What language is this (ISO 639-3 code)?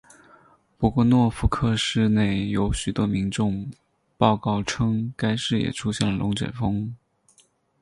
zho